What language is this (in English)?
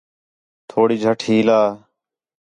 Khetrani